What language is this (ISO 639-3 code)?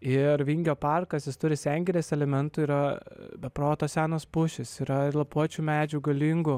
lit